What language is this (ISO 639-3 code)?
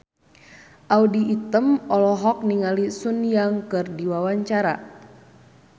sun